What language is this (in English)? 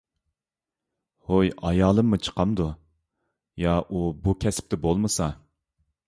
Uyghur